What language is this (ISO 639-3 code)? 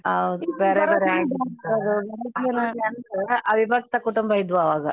kan